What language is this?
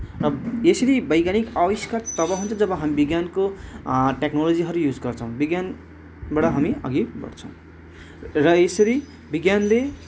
Nepali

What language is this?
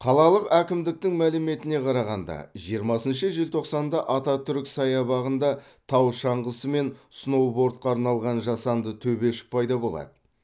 Kazakh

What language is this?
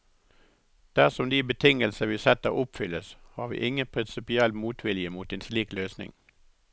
Norwegian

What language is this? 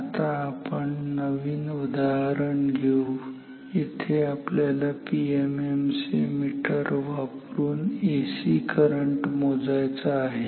Marathi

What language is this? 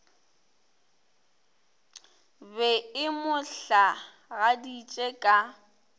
Northern Sotho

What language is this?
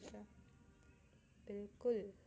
Gujarati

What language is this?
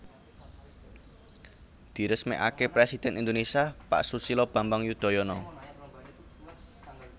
Javanese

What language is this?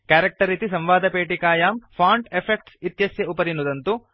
Sanskrit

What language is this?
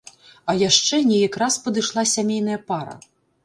Belarusian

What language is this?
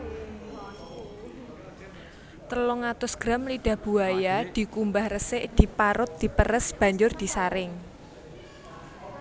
Javanese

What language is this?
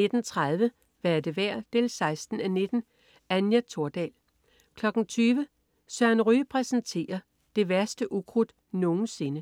Danish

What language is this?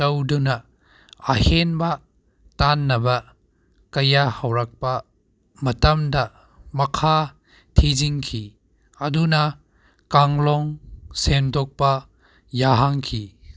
Manipuri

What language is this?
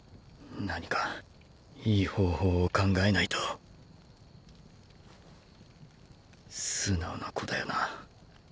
Japanese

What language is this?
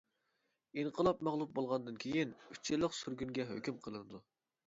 Uyghur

